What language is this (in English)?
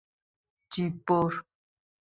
Persian